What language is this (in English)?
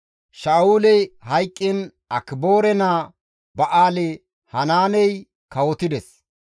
Gamo